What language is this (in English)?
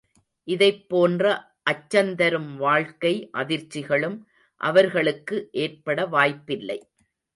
Tamil